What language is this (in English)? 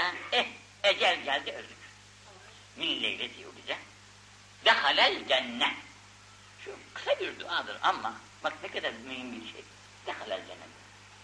Turkish